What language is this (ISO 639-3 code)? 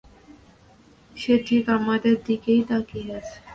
ben